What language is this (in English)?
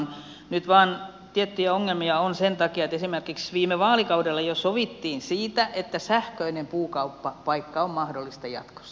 Finnish